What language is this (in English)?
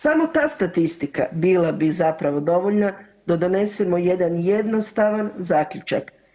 Croatian